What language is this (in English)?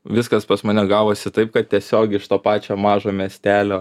Lithuanian